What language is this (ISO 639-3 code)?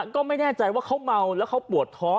tha